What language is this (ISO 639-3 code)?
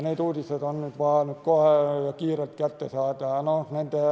est